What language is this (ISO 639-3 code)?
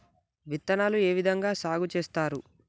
tel